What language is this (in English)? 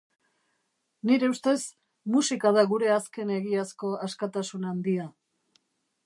Basque